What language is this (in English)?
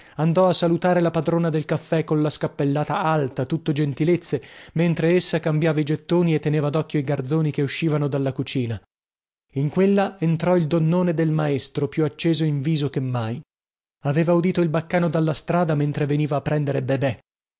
Italian